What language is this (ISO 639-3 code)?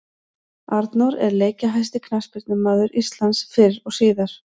isl